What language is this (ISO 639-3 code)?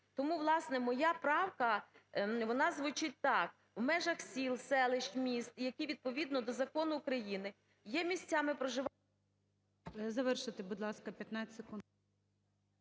ukr